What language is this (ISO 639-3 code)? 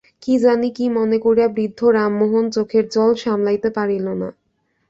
ben